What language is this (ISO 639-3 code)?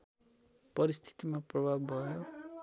nep